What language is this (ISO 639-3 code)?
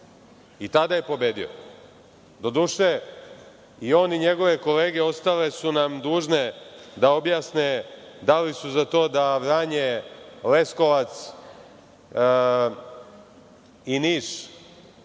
srp